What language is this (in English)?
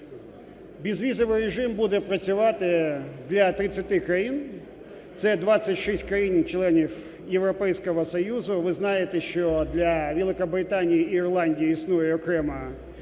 Ukrainian